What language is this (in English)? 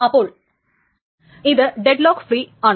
Malayalam